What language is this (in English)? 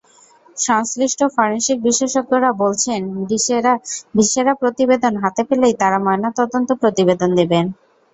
Bangla